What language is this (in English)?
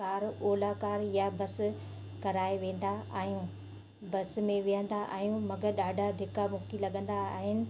Sindhi